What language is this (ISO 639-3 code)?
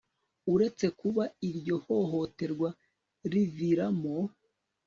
kin